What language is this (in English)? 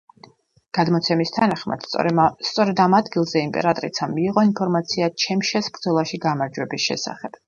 Georgian